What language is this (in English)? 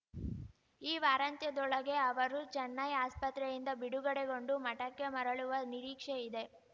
Kannada